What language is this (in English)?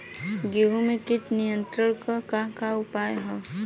Bhojpuri